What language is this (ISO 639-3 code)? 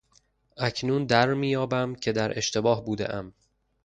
fas